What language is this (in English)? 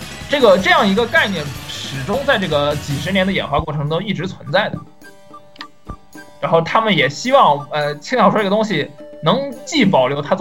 Chinese